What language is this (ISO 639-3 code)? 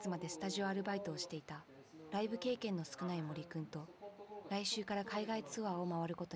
jpn